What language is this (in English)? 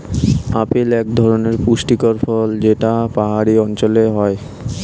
Bangla